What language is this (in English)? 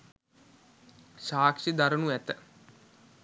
Sinhala